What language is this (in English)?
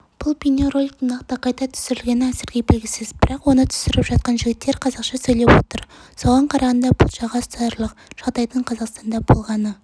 Kazakh